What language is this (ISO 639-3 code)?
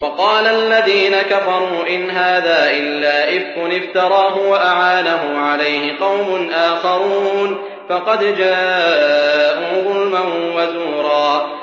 ara